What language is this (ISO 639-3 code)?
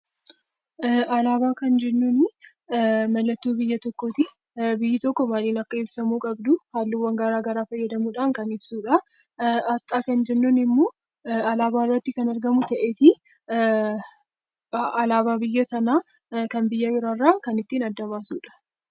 orm